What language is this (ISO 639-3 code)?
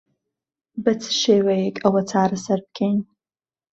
ckb